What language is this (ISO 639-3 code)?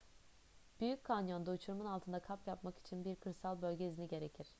tur